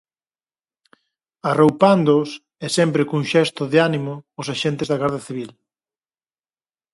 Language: Galician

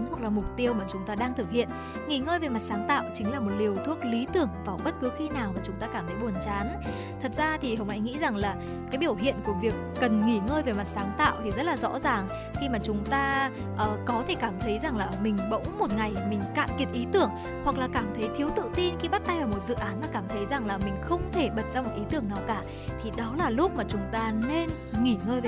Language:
Vietnamese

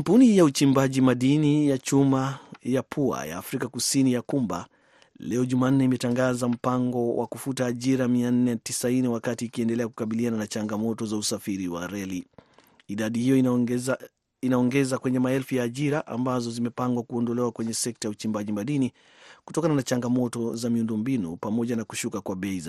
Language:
Swahili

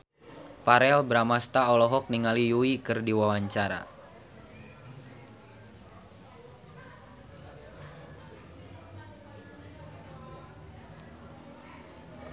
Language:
Sundanese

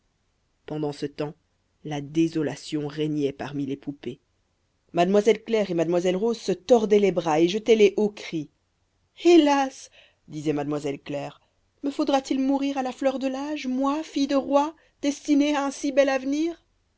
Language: French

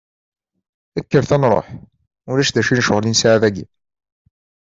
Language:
Kabyle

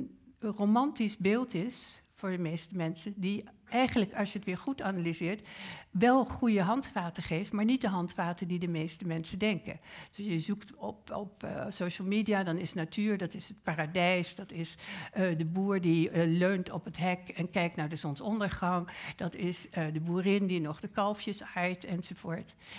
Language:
Dutch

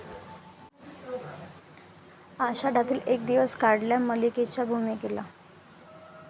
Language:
Marathi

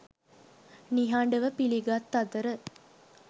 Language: Sinhala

